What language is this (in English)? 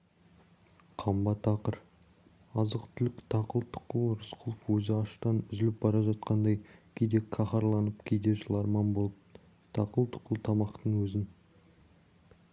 Kazakh